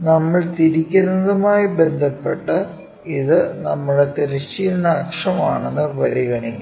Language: Malayalam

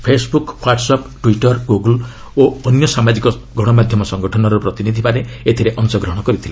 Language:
Odia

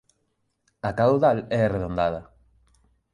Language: Galician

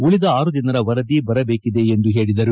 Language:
Kannada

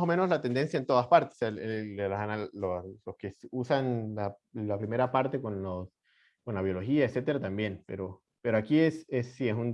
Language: Spanish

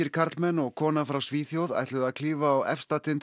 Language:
Icelandic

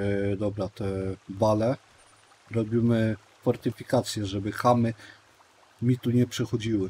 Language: Polish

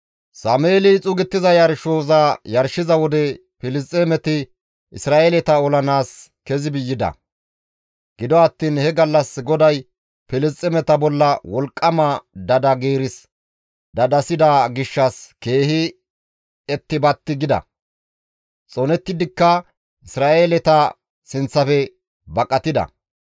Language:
Gamo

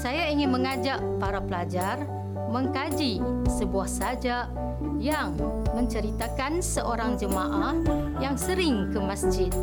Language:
Malay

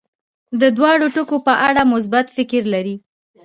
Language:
Pashto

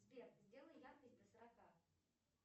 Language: Russian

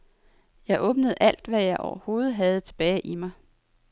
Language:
Danish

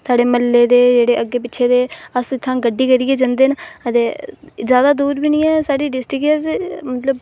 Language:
Dogri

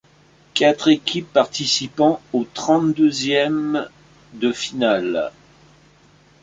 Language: French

